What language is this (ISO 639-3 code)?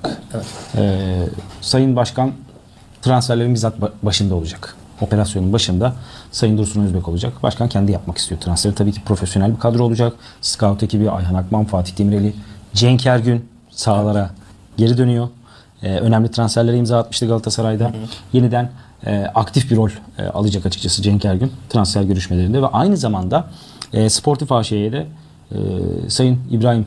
tur